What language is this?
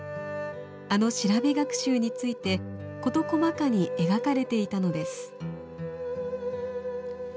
Japanese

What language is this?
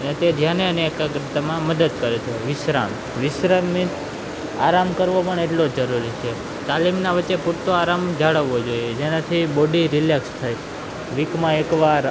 Gujarati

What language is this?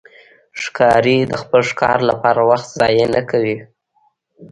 Pashto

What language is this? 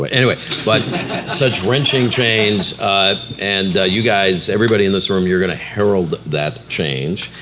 English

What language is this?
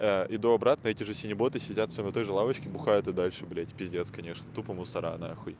Russian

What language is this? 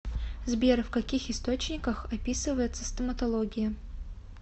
Russian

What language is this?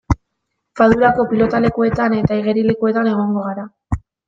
Basque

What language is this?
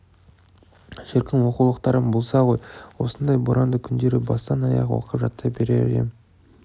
Kazakh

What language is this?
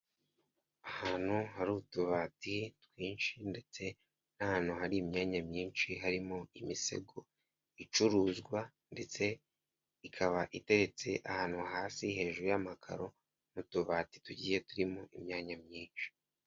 Kinyarwanda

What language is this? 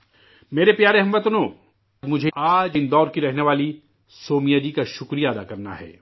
Urdu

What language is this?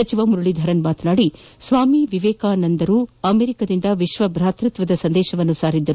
Kannada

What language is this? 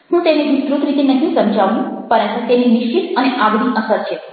Gujarati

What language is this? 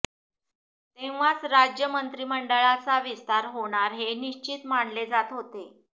Marathi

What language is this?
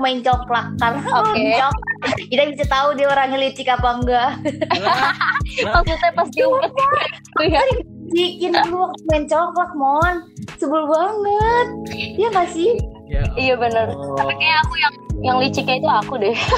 Indonesian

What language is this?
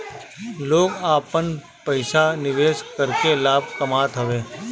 Bhojpuri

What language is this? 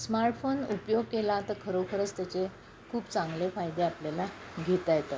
Marathi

